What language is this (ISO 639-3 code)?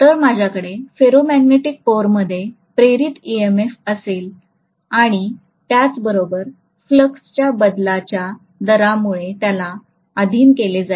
mar